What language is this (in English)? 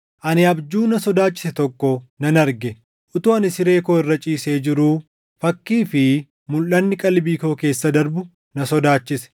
Oromo